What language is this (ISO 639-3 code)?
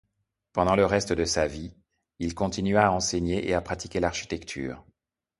fra